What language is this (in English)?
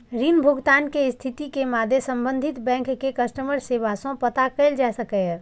Maithili